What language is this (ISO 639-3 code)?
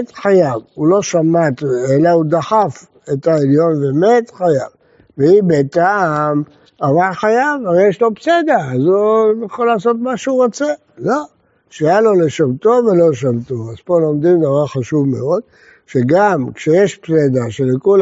heb